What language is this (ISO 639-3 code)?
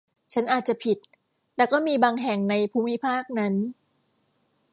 tha